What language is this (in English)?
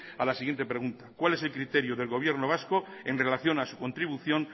Spanish